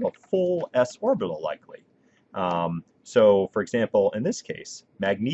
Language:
English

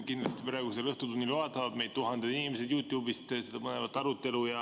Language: Estonian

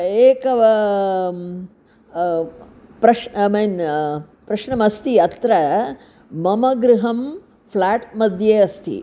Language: Sanskrit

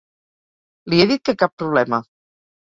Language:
Catalan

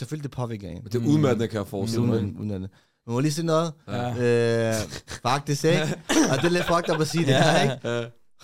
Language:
Danish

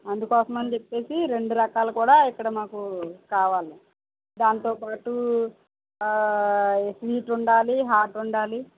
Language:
Telugu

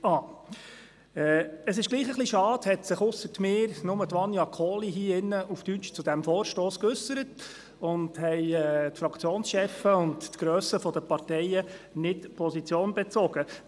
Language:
Swiss German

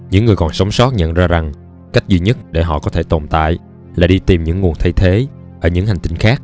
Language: Vietnamese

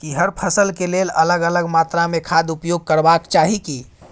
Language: Maithili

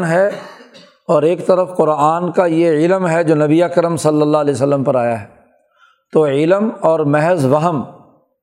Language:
Urdu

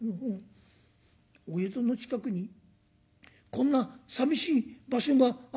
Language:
Japanese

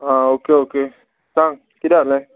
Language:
Konkani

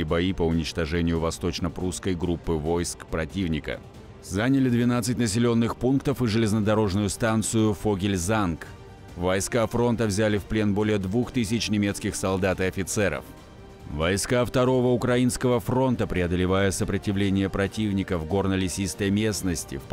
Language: Russian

